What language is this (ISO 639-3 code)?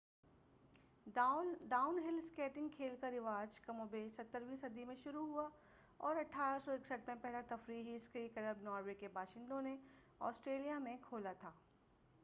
urd